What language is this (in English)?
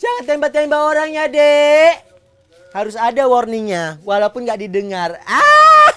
Indonesian